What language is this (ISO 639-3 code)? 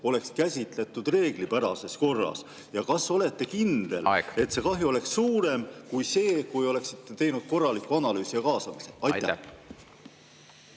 est